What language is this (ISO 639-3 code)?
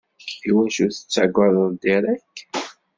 kab